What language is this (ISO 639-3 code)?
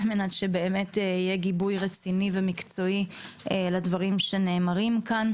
heb